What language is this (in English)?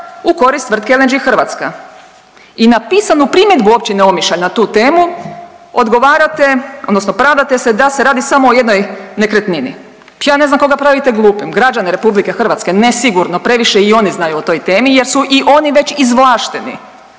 Croatian